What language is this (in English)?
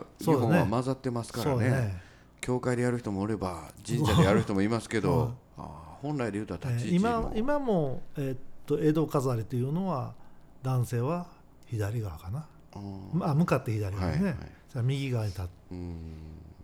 Japanese